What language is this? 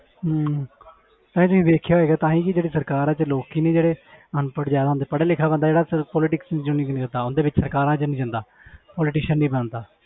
Punjabi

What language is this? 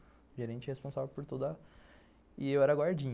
Portuguese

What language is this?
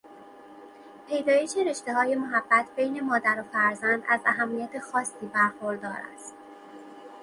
Persian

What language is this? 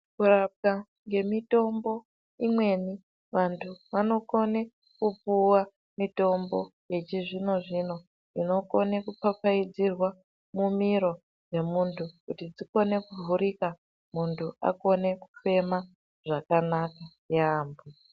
Ndau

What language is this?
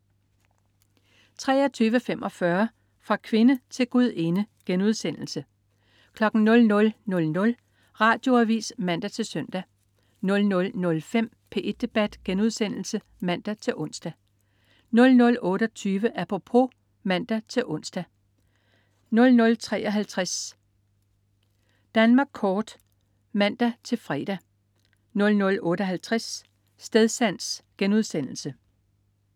Danish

